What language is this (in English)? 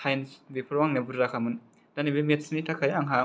Bodo